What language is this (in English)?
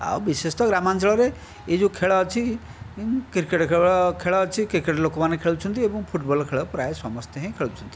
Odia